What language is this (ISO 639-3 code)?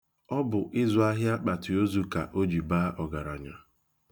ibo